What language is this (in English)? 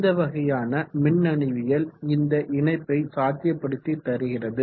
Tamil